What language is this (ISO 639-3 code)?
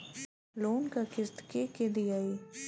bho